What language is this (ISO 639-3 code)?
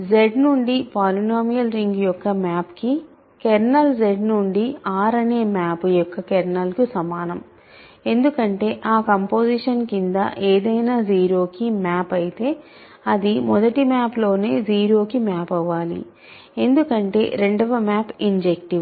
tel